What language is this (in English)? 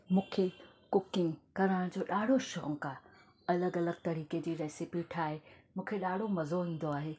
Sindhi